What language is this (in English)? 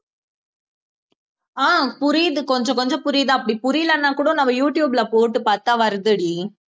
Tamil